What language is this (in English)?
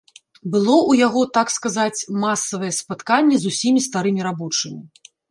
Belarusian